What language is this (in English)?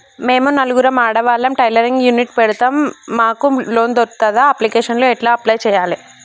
Telugu